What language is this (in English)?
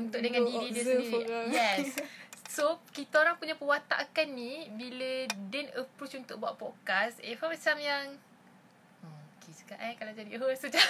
Malay